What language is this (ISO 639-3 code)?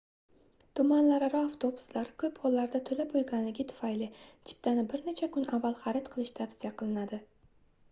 uzb